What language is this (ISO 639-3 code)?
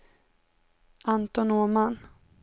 swe